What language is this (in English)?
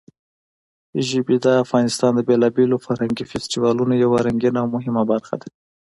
Pashto